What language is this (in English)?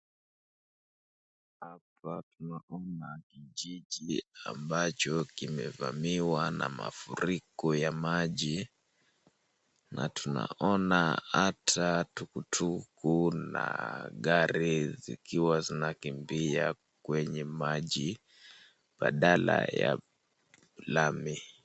Swahili